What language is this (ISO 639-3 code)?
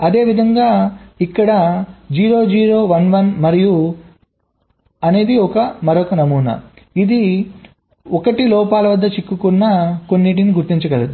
tel